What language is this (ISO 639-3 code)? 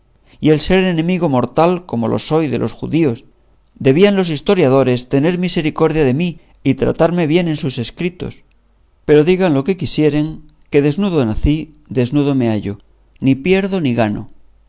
spa